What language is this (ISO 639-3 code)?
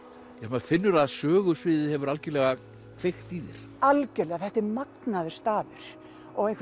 isl